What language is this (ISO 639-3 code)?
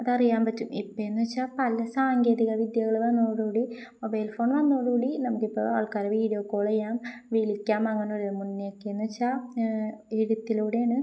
mal